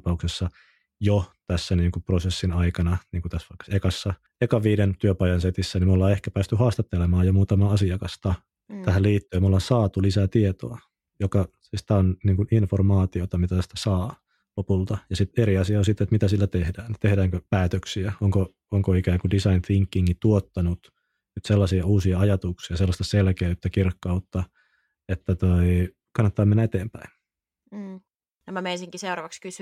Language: Finnish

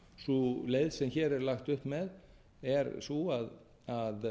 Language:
Icelandic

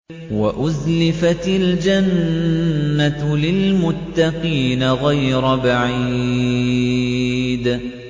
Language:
Arabic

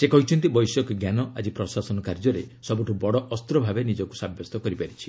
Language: Odia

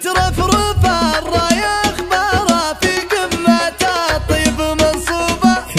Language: Arabic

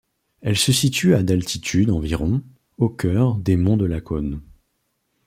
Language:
French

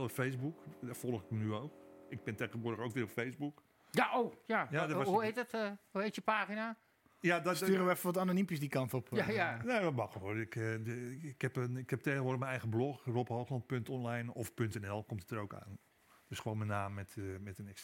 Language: Dutch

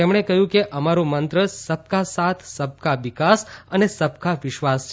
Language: Gujarati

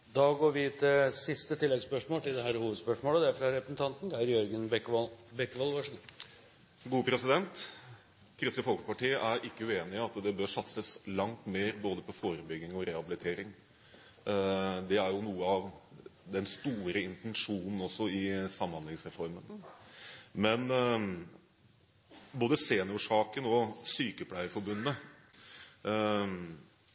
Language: Norwegian Bokmål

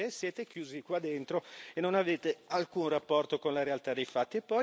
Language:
Italian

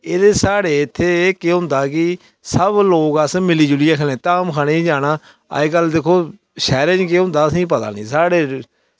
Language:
Dogri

